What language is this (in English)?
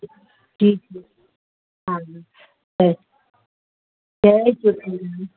Sindhi